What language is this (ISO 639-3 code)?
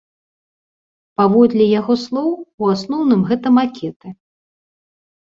bel